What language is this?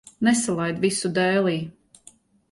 Latvian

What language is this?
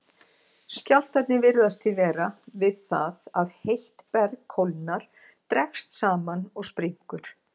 Icelandic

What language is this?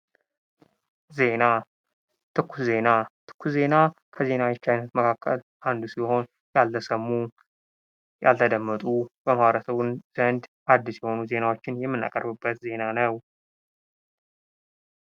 Amharic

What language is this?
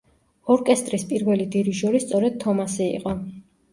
Georgian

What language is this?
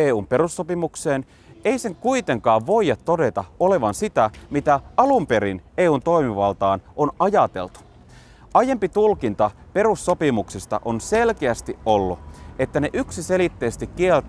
Finnish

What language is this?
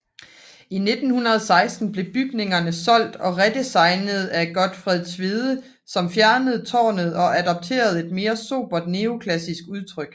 Danish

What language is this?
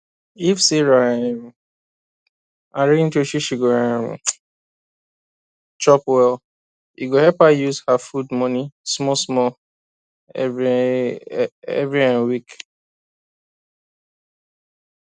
Nigerian Pidgin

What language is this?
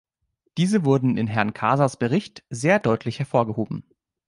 German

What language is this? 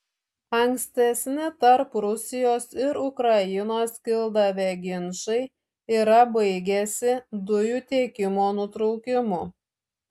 Lithuanian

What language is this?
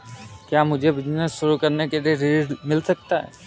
Hindi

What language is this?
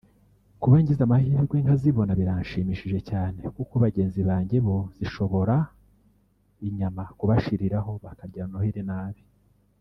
Kinyarwanda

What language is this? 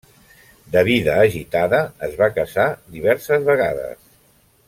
Catalan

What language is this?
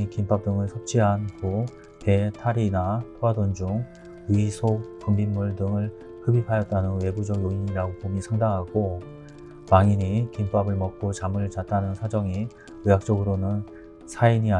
Korean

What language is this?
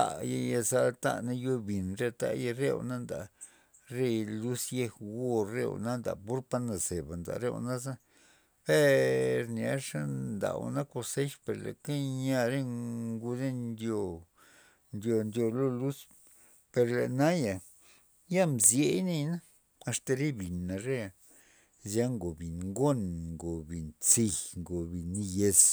Loxicha Zapotec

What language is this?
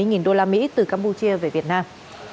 Vietnamese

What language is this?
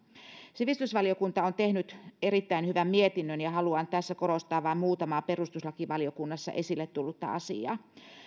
Finnish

